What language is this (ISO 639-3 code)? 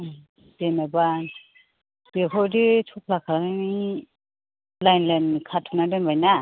brx